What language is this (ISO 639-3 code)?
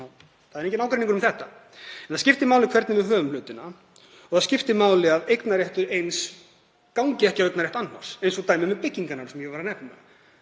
isl